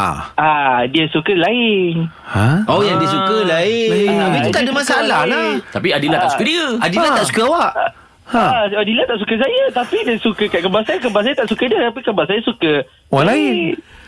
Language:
Malay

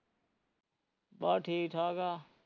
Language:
Punjabi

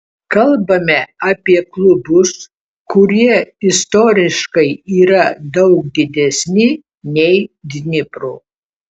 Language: Lithuanian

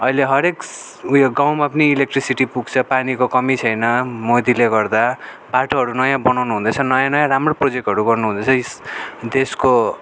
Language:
Nepali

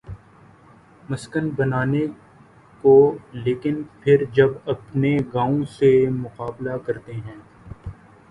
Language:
Urdu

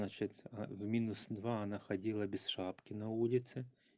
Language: Russian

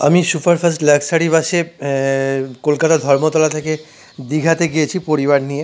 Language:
Bangla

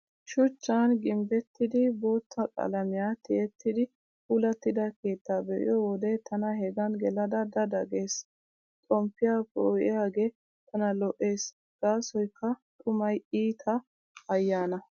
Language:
Wolaytta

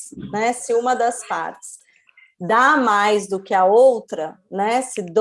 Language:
Portuguese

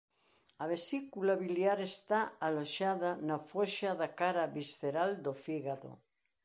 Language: Galician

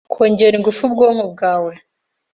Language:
Kinyarwanda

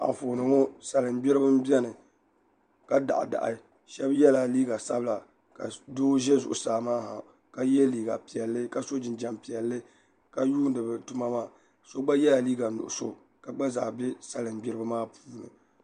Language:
Dagbani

